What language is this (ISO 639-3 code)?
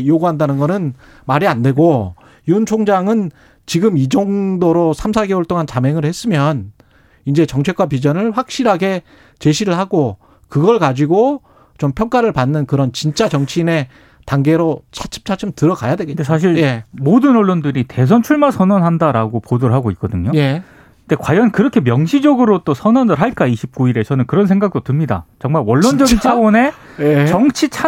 kor